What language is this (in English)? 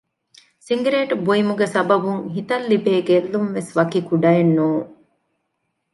Divehi